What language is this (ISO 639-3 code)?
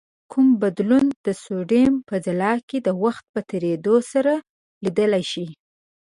pus